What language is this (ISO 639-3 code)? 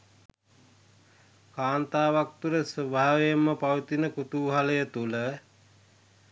sin